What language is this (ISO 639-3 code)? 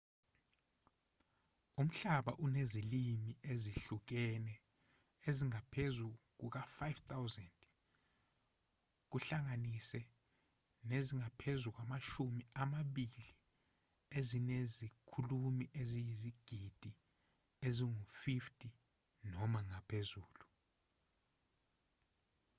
zul